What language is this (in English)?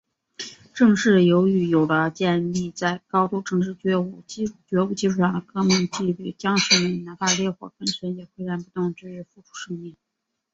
Chinese